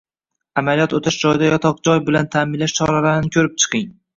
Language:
Uzbek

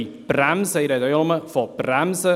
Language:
Swiss German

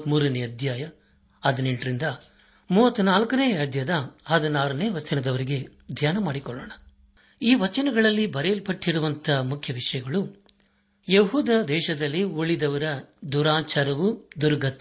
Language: Kannada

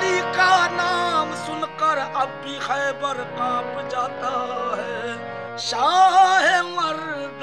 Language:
Persian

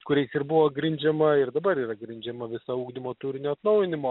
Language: Lithuanian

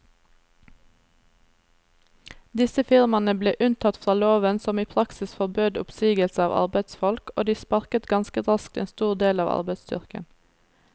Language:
Norwegian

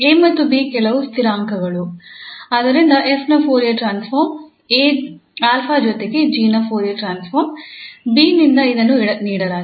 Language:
Kannada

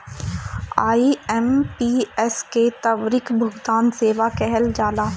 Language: Bhojpuri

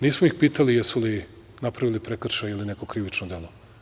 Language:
Serbian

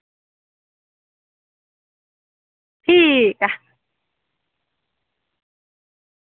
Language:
Dogri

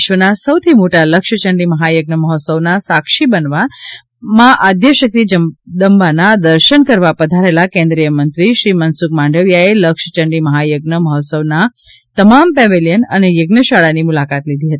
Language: Gujarati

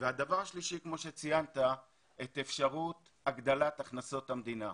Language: Hebrew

